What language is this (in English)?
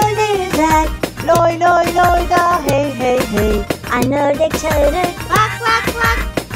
Turkish